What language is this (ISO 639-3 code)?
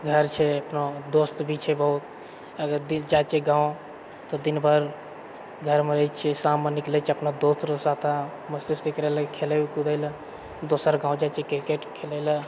mai